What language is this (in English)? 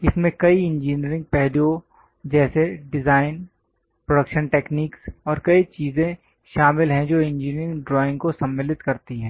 Hindi